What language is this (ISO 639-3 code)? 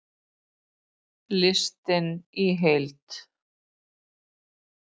isl